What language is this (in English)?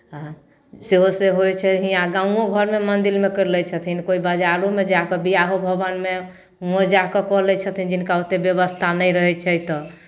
Maithili